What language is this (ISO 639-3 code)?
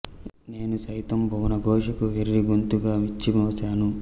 tel